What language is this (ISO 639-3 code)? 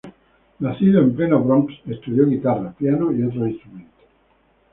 spa